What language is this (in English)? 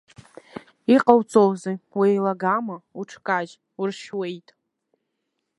Abkhazian